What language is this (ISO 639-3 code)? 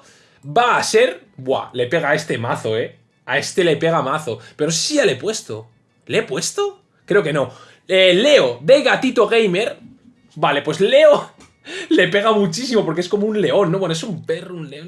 spa